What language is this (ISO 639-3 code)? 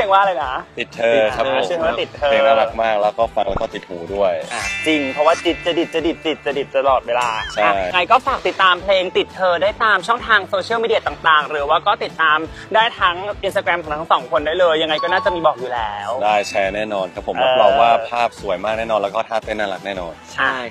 tha